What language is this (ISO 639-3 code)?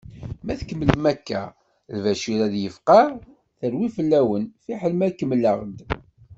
kab